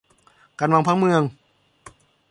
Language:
Thai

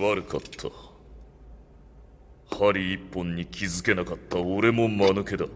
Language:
Japanese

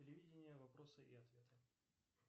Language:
Russian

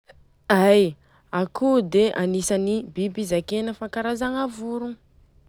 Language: Southern Betsimisaraka Malagasy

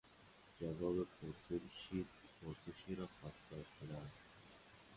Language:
Persian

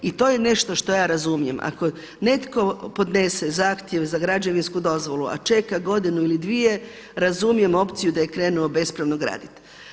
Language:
Croatian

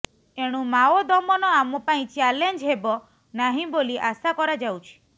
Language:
Odia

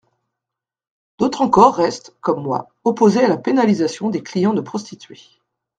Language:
French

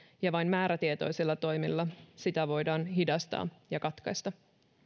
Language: Finnish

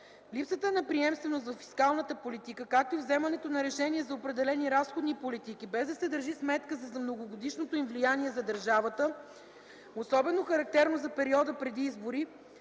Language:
Bulgarian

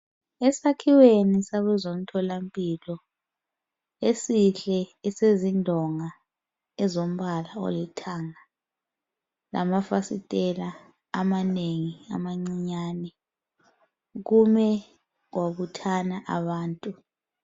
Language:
North Ndebele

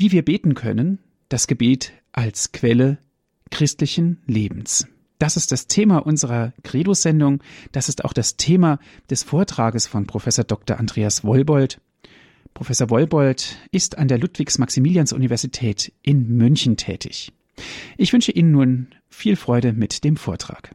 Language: German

